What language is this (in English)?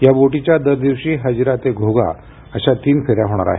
Marathi